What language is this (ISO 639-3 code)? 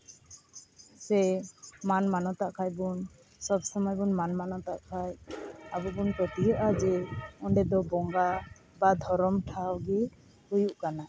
sat